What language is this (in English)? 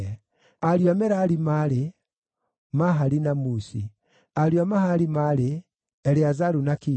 Kikuyu